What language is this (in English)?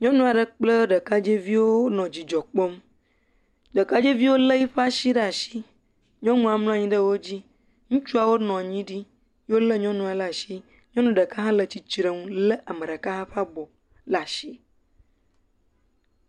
Ewe